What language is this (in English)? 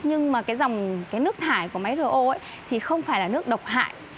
Vietnamese